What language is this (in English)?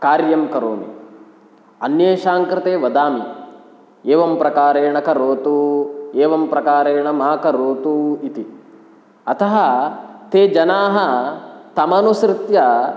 Sanskrit